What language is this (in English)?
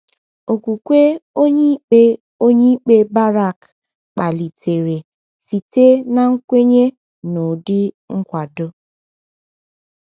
Igbo